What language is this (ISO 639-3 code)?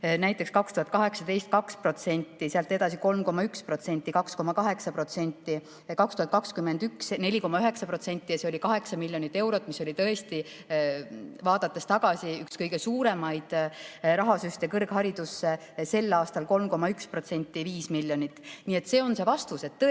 est